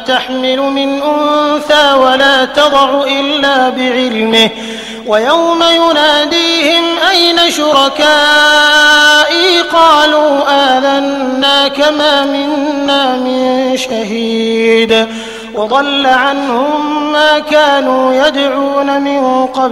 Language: Arabic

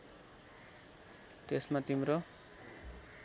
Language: Nepali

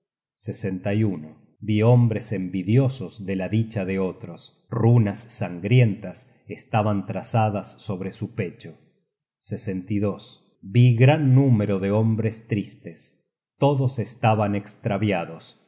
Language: Spanish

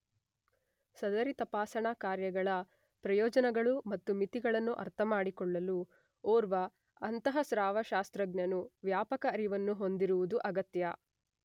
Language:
Kannada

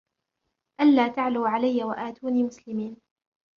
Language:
Arabic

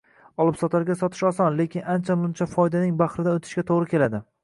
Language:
Uzbek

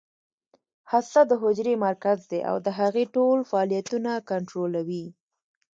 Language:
Pashto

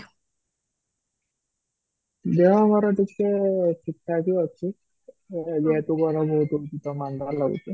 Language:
Odia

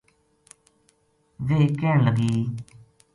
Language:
Gujari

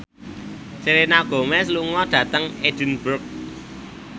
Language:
Javanese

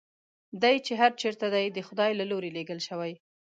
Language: Pashto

